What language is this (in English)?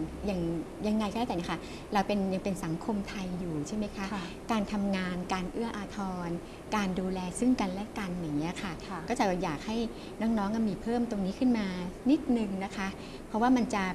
Thai